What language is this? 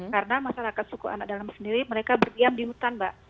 Indonesian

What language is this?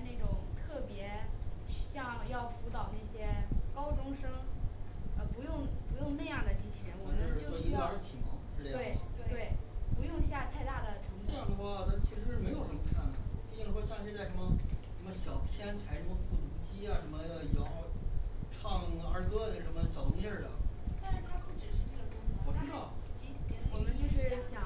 Chinese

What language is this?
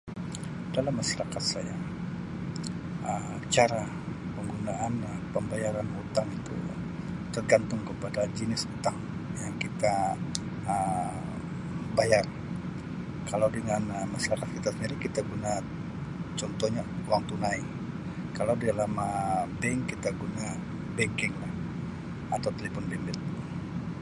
Sabah Malay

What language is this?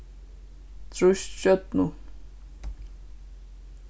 Faroese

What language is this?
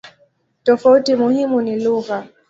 Swahili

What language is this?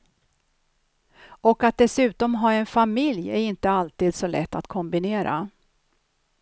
Swedish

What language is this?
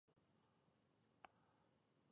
Pashto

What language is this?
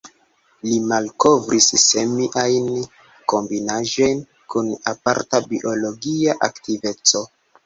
Esperanto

